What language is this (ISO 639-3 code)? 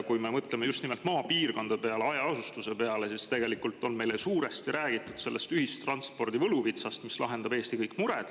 est